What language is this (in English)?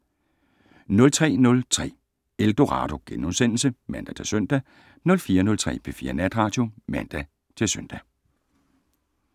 Danish